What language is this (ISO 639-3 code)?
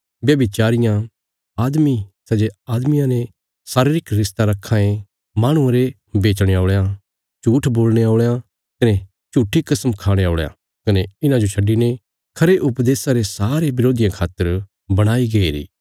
kfs